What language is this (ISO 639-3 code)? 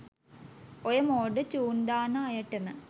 sin